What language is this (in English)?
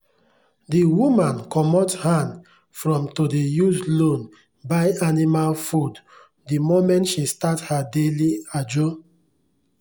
Nigerian Pidgin